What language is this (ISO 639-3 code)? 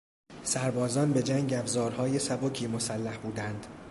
fas